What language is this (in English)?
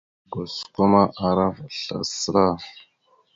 Mada (Cameroon)